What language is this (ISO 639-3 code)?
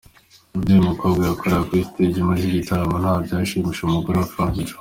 kin